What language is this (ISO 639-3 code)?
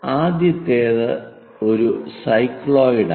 mal